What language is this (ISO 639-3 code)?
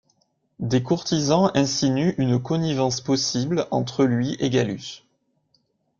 fra